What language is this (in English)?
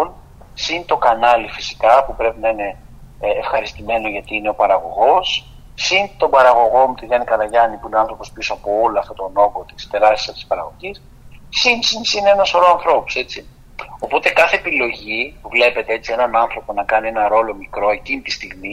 Greek